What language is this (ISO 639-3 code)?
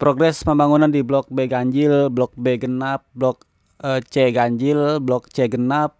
ind